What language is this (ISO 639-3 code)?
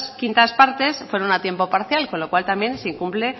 spa